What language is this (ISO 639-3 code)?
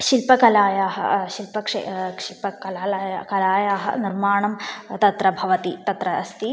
san